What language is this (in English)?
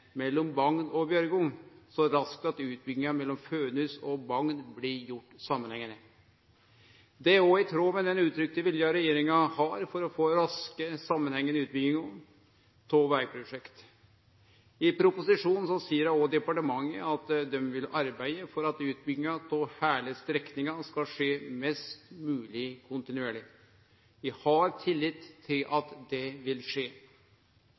Norwegian Nynorsk